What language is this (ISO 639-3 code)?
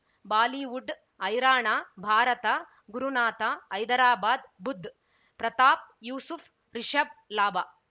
kan